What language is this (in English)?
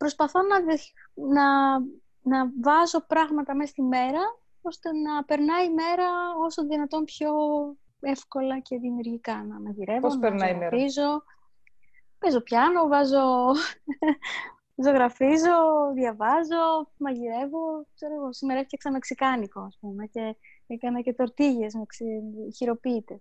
Greek